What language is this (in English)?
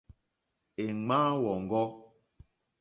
Mokpwe